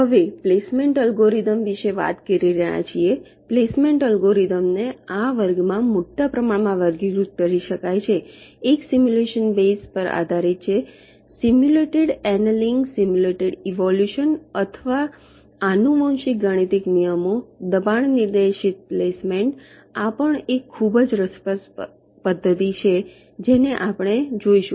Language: Gujarati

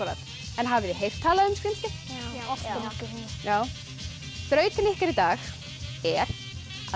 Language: Icelandic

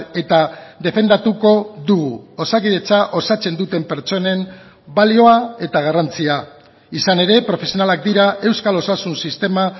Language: Basque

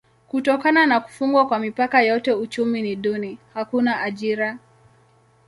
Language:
Swahili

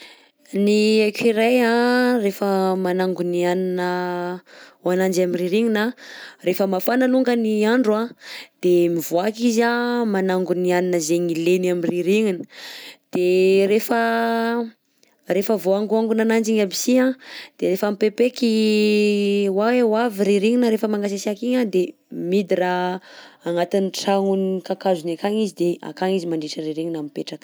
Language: Southern Betsimisaraka Malagasy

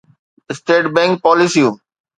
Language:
Sindhi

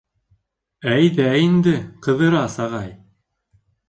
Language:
Bashkir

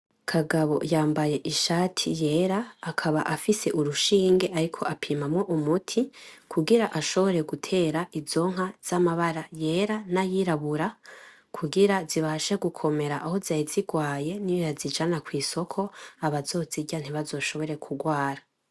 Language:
Rundi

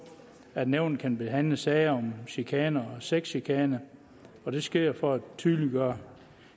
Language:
Danish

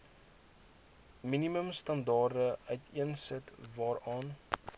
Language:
Afrikaans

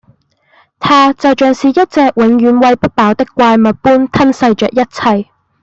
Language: Cantonese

